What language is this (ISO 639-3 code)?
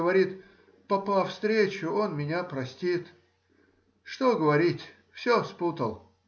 rus